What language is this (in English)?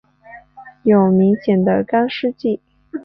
Chinese